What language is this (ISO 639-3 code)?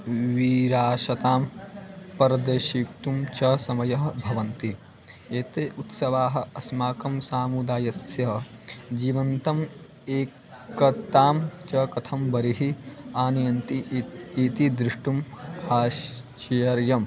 san